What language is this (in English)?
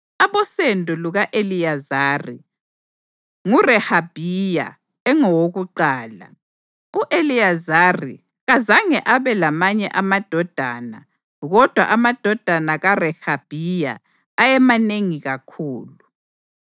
North Ndebele